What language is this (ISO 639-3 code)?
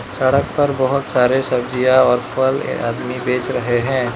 hin